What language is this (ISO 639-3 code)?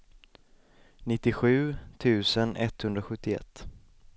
swe